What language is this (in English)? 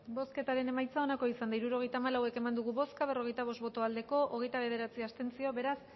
Basque